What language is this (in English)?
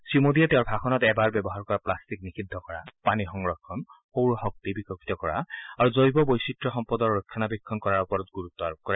Assamese